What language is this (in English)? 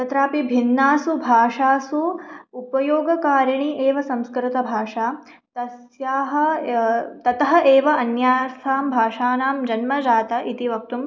Sanskrit